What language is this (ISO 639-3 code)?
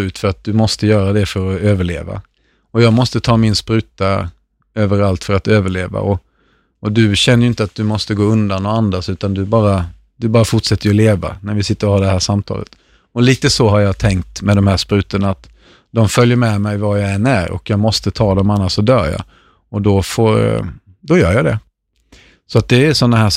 swe